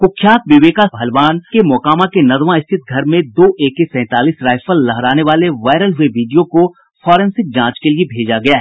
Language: Hindi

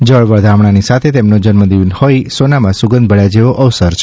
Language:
Gujarati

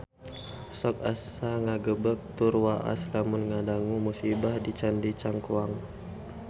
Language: Sundanese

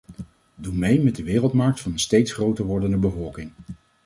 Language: Dutch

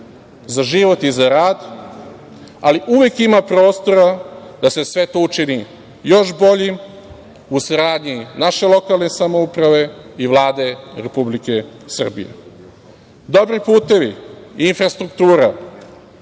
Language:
Serbian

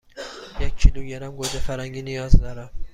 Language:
Persian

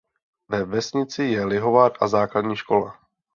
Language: Czech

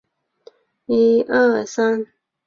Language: Chinese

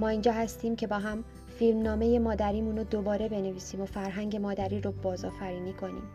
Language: Persian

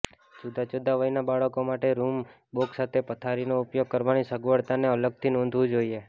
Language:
Gujarati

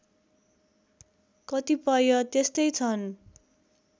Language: Nepali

